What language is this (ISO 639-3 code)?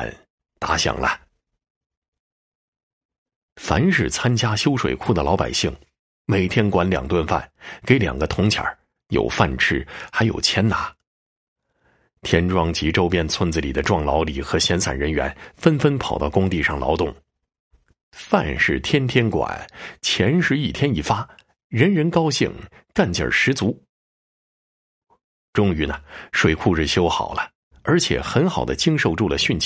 zho